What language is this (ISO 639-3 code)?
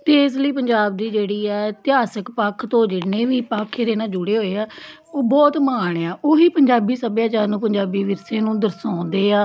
pan